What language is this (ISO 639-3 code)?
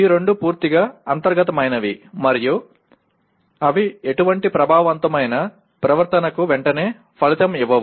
tel